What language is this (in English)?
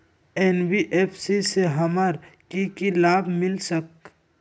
Magahi